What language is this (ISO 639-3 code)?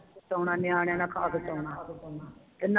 pan